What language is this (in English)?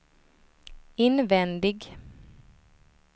Swedish